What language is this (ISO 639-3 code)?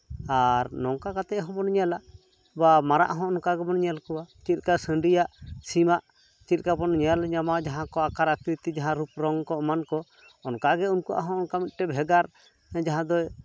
sat